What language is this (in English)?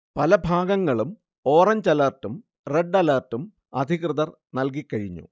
Malayalam